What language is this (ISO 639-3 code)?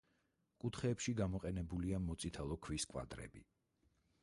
kat